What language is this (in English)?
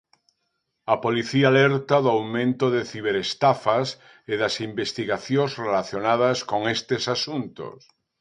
Galician